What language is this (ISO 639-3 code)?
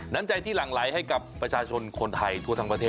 tha